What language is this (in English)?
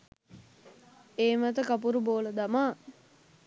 Sinhala